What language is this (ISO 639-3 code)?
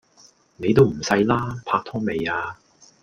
yue